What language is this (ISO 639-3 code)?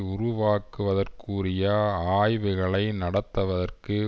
tam